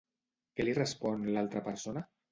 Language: Catalan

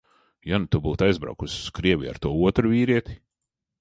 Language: Latvian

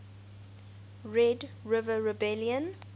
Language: English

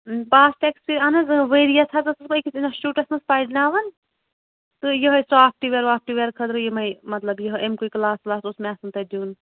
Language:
Kashmiri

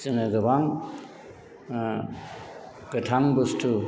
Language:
Bodo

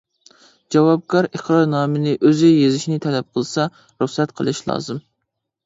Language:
Uyghur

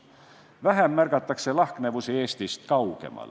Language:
Estonian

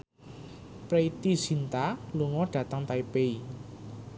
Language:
Javanese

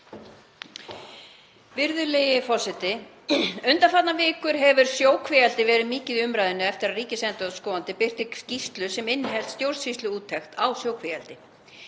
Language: Icelandic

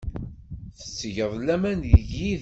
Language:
Kabyle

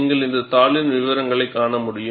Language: Tamil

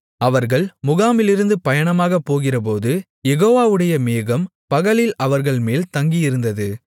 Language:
Tamil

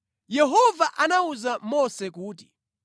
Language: Nyanja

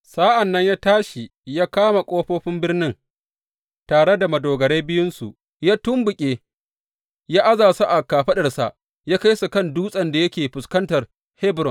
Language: Hausa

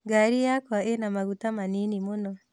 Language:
Kikuyu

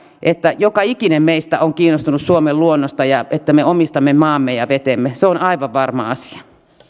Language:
Finnish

